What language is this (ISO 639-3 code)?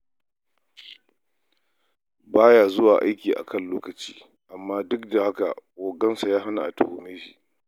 hau